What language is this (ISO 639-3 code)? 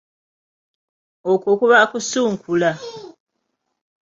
lug